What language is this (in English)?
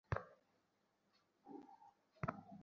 Bangla